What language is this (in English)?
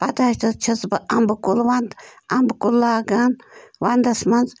Kashmiri